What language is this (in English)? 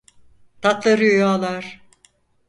Turkish